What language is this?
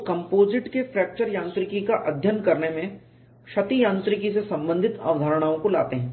Hindi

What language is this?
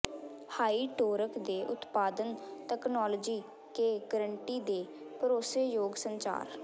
Punjabi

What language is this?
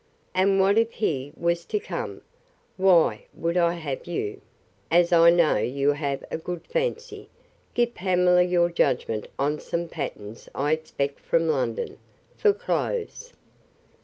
English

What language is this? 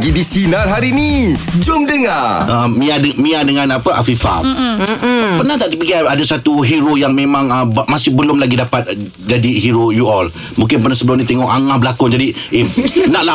Malay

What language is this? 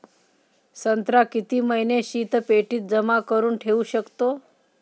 Marathi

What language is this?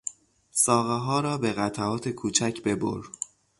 Persian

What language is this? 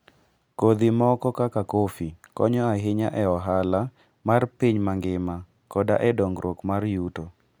Luo (Kenya and Tanzania)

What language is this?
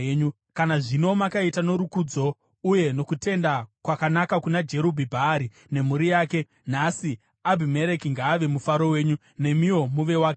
Shona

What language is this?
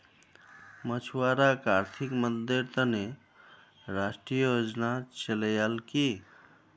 Magahi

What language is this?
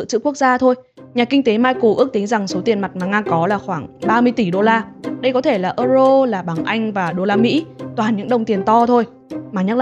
Vietnamese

